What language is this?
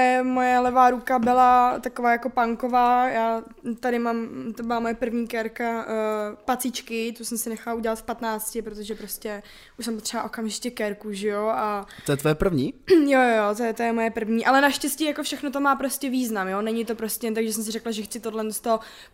Czech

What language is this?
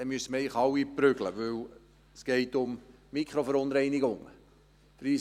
Swiss German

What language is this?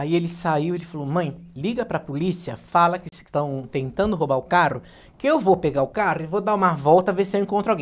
Portuguese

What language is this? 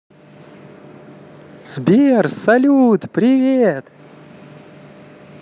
Russian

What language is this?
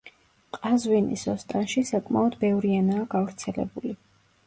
Georgian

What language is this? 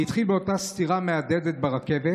Hebrew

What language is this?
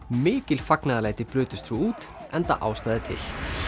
Icelandic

